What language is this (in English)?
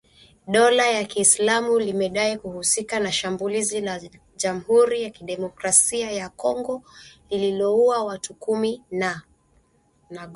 Swahili